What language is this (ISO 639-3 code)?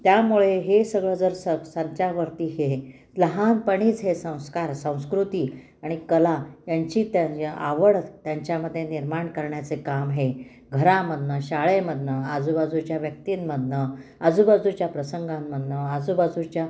mar